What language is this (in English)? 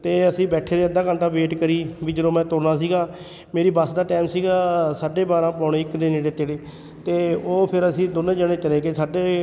Punjabi